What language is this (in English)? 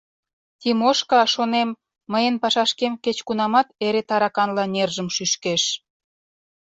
Mari